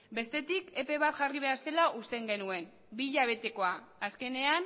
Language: Basque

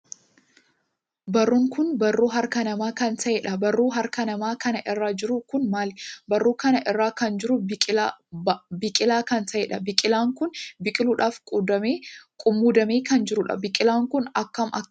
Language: Oromo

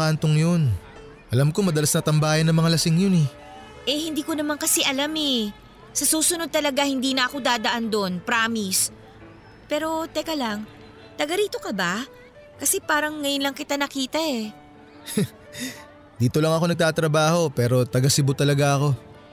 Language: Filipino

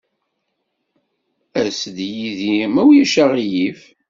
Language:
Kabyle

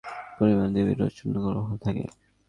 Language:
Bangla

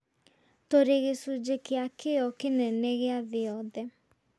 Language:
Kikuyu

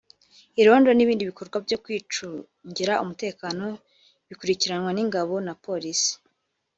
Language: Kinyarwanda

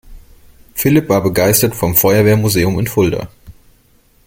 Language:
German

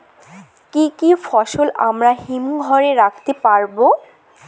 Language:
Bangla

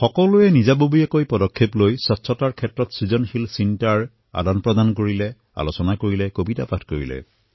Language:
Assamese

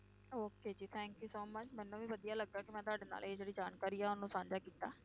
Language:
Punjabi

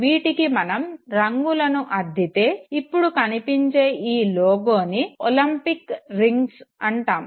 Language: Telugu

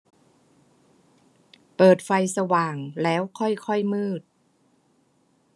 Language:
Thai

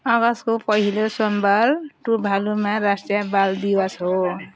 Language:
Nepali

